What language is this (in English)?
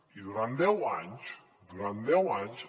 Catalan